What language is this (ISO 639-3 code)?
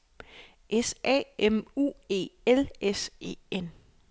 dan